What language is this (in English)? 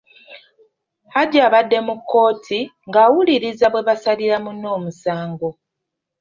Ganda